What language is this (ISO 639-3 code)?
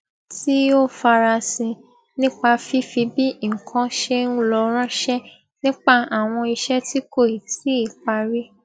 yor